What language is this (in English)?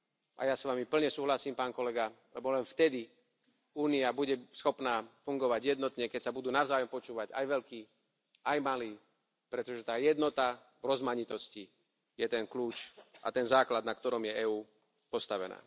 Slovak